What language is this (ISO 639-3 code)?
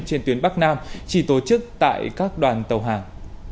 vie